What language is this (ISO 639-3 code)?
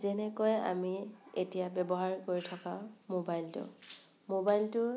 asm